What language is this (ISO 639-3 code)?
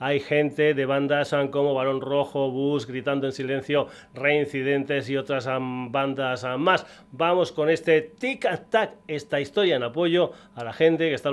spa